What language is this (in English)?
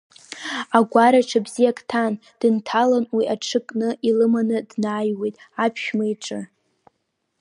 Abkhazian